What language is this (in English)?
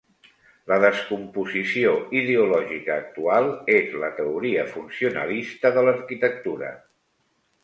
Catalan